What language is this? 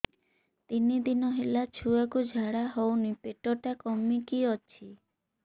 Odia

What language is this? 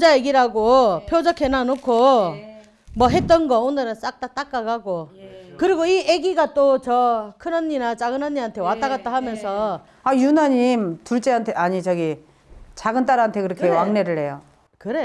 Korean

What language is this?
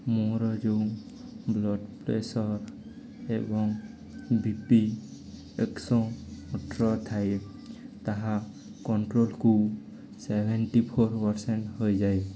Odia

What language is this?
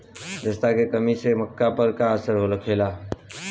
Bhojpuri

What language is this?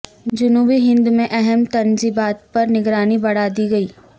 Urdu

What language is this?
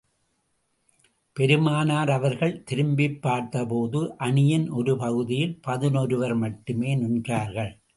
Tamil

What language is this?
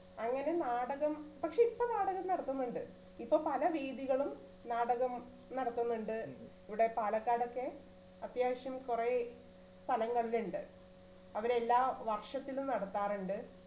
Malayalam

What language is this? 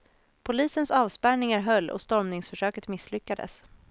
Swedish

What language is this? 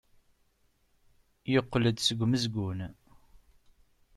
Kabyle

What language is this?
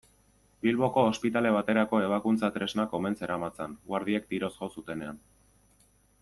Basque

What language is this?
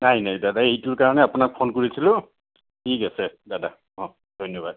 Assamese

